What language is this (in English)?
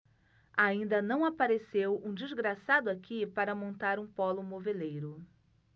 Portuguese